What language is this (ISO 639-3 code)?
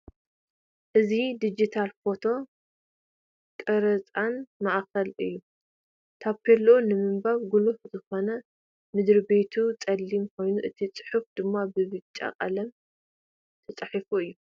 tir